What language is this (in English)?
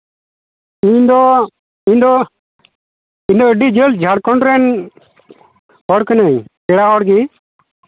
Santali